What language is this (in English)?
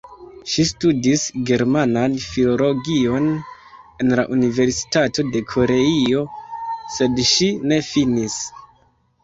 Esperanto